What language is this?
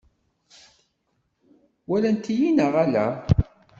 Kabyle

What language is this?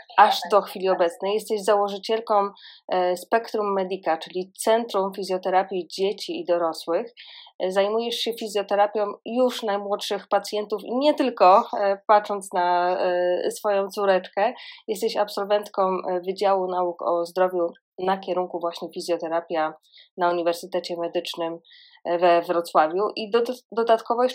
Polish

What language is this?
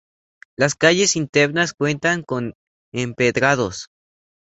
Spanish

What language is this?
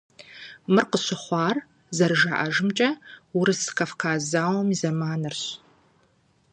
Kabardian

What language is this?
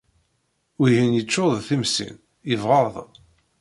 Kabyle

